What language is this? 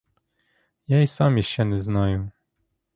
Ukrainian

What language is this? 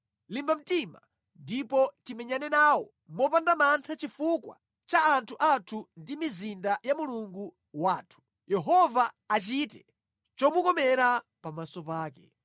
Nyanja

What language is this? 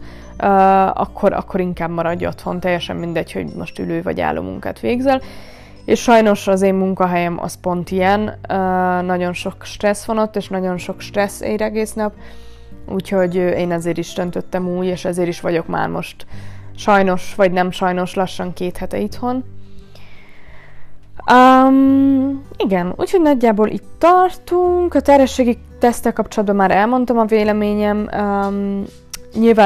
Hungarian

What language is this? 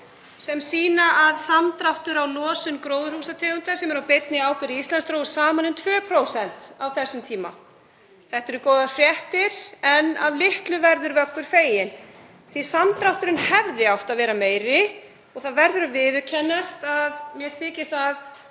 Icelandic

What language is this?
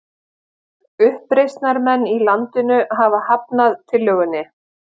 Icelandic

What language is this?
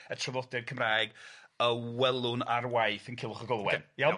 Welsh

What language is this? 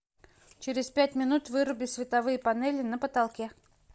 Russian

